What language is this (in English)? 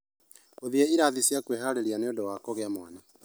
Kikuyu